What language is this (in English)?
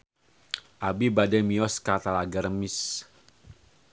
Sundanese